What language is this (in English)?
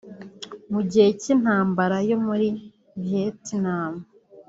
Kinyarwanda